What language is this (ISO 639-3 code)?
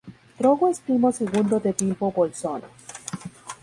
spa